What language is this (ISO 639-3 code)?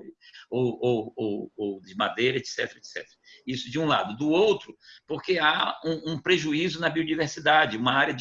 por